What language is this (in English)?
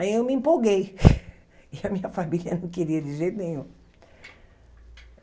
Portuguese